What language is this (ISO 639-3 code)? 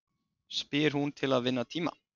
isl